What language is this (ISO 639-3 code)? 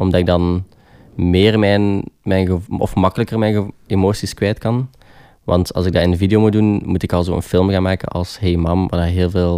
nld